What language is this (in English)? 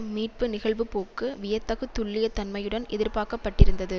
Tamil